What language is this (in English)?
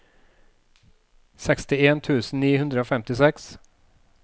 Norwegian